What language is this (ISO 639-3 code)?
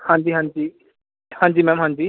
pan